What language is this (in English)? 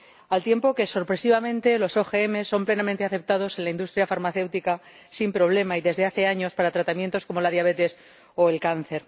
Spanish